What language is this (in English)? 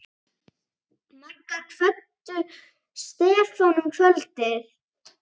Icelandic